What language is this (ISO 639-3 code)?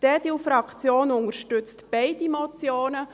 gsw